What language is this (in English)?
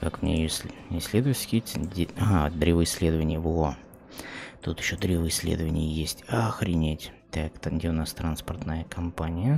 Russian